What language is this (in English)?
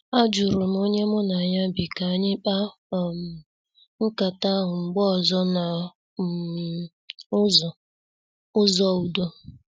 Igbo